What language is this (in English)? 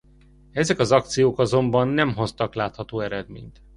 Hungarian